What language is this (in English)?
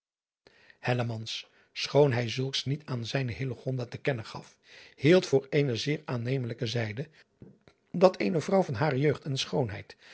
Dutch